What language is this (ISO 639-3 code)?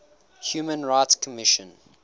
eng